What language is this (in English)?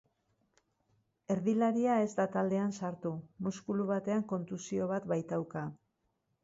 Basque